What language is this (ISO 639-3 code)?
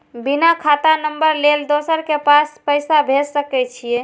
mai